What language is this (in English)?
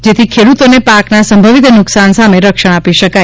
Gujarati